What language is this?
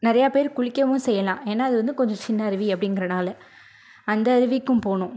Tamil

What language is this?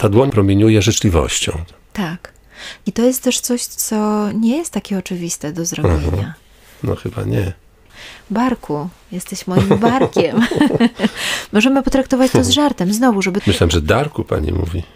Polish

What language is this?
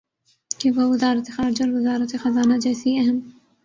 Urdu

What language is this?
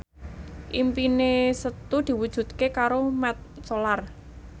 Javanese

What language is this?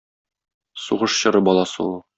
Tatar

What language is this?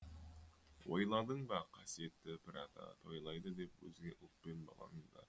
Kazakh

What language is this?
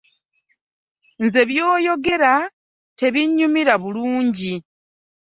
Ganda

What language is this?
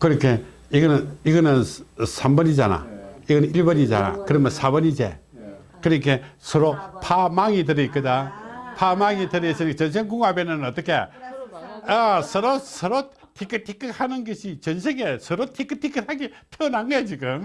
Korean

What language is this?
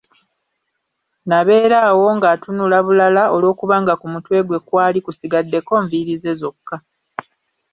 Ganda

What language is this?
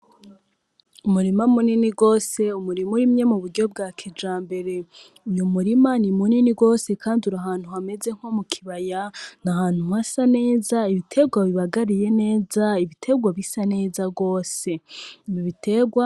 Rundi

